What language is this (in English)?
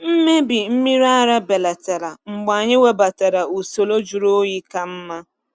Igbo